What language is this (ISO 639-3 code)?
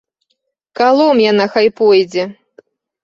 bel